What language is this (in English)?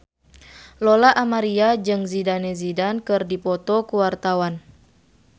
Sundanese